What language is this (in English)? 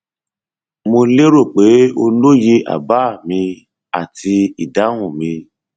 Yoruba